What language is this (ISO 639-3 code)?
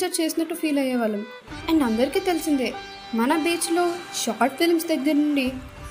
tel